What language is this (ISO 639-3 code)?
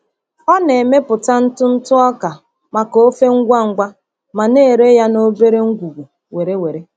ibo